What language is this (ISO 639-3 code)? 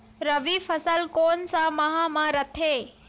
hne